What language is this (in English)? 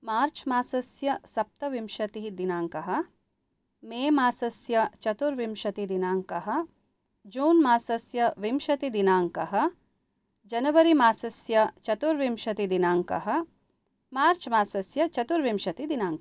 Sanskrit